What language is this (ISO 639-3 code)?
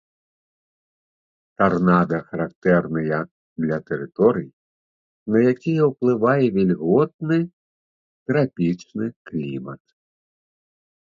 bel